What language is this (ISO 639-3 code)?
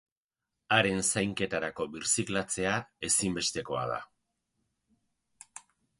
eus